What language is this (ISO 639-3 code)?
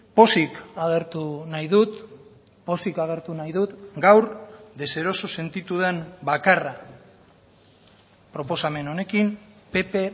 eus